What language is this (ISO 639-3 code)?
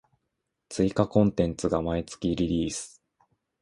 jpn